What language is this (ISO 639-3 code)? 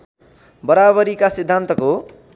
nep